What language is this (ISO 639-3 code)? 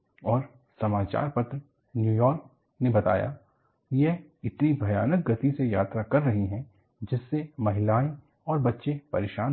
hin